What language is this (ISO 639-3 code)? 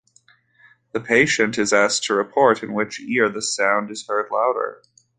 eng